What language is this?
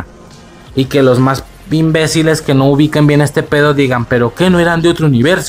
Spanish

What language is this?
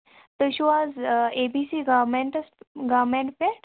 Kashmiri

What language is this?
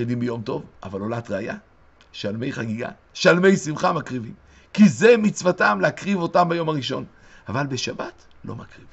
Hebrew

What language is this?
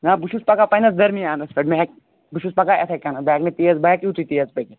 Kashmiri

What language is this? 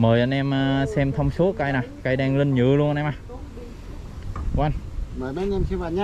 Vietnamese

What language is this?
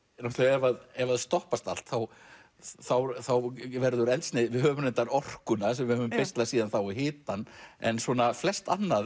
Icelandic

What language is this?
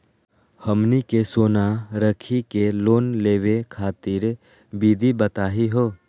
Magahi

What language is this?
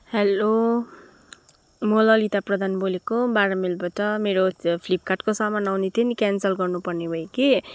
Nepali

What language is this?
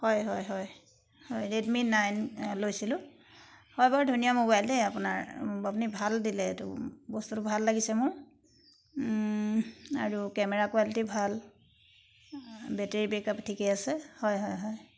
Assamese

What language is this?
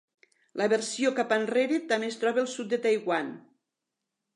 Catalan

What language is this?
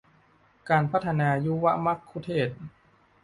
Thai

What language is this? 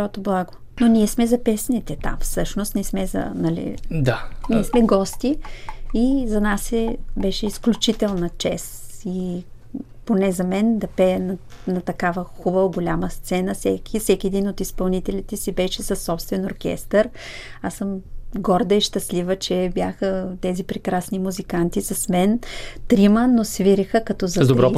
Bulgarian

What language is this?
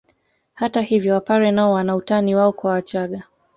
Swahili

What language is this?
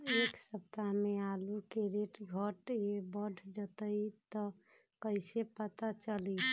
Magahi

